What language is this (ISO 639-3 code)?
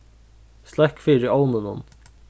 fao